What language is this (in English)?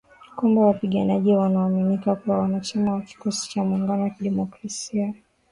Swahili